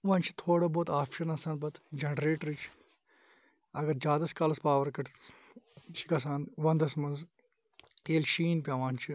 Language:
Kashmiri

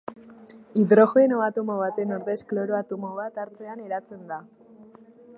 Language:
Basque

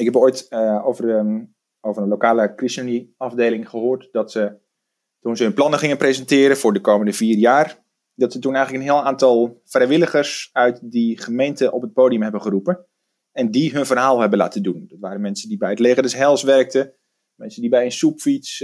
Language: Dutch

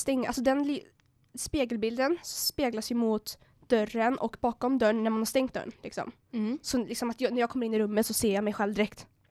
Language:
Swedish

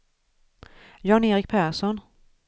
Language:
Swedish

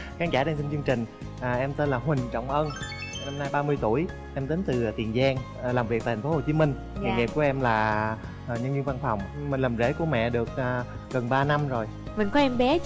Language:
Vietnamese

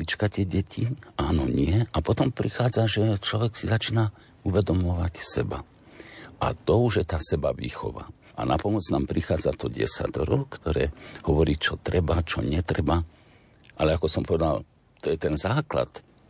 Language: Slovak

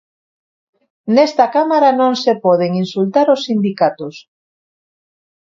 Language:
Galician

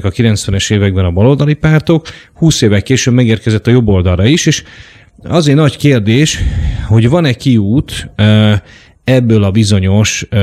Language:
Hungarian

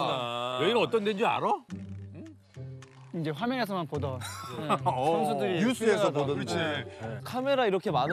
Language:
Korean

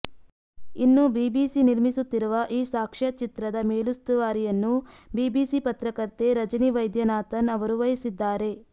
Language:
Kannada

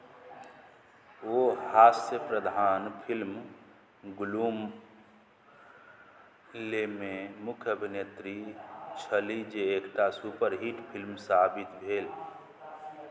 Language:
Maithili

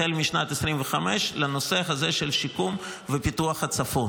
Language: Hebrew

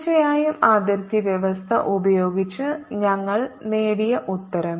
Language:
Malayalam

